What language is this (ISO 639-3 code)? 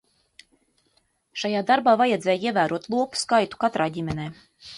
lav